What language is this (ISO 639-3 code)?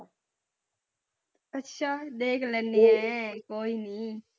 pan